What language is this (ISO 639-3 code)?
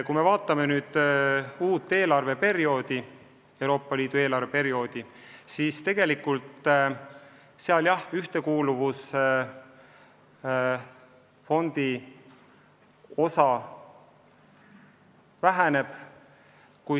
est